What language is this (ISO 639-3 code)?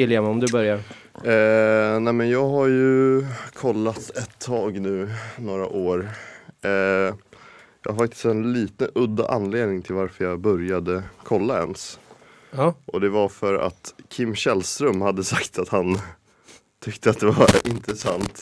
swe